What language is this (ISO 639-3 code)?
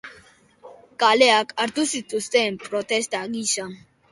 eus